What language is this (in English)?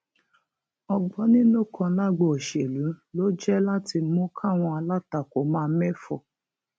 Yoruba